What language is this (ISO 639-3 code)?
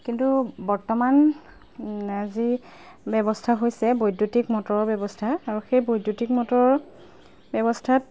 asm